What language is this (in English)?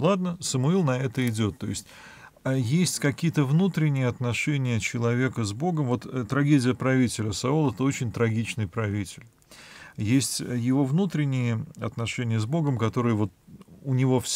Russian